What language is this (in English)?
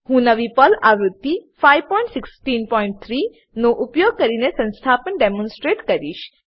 Gujarati